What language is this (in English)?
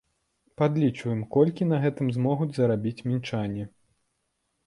Belarusian